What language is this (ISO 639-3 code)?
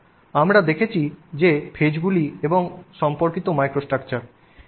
ben